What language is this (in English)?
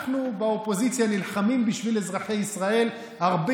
Hebrew